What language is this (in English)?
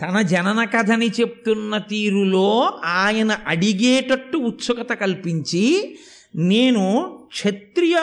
Telugu